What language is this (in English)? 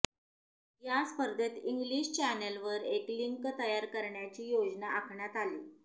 Marathi